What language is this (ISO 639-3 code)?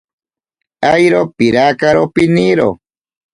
prq